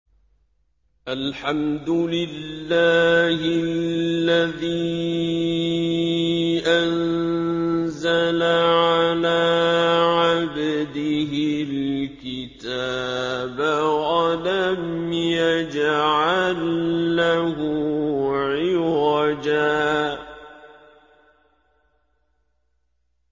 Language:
Arabic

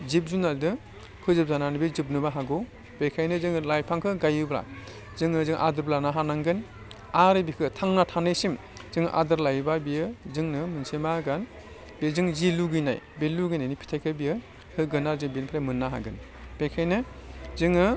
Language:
Bodo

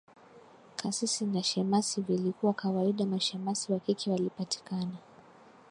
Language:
Swahili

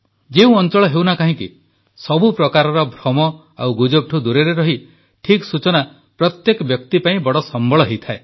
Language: Odia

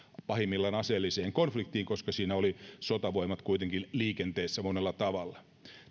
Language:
Finnish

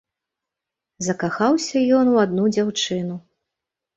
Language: Belarusian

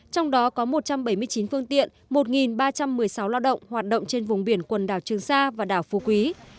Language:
Vietnamese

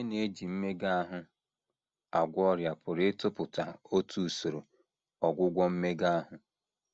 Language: Igbo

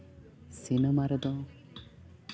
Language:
Santali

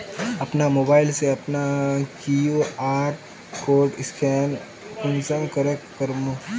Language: Magahi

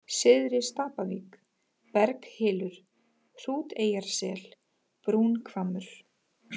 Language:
Icelandic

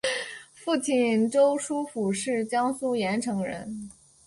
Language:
Chinese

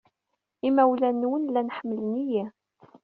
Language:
Kabyle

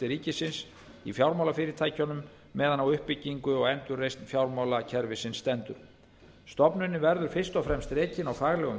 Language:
Icelandic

